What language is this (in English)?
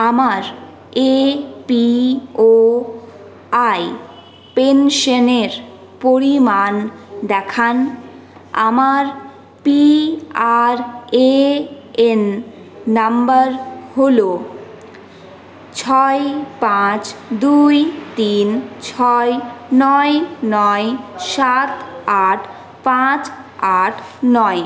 Bangla